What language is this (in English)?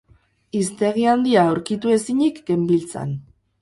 Basque